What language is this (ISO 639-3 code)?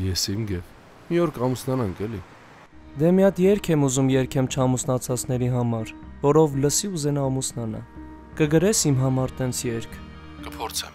ron